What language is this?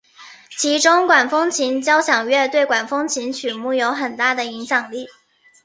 Chinese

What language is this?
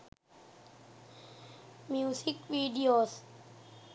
Sinhala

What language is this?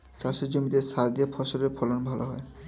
Bangla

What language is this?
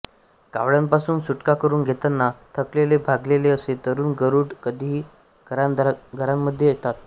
Marathi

